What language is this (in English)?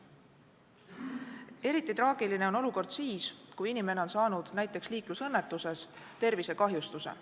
Estonian